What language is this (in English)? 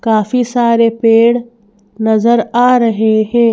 Hindi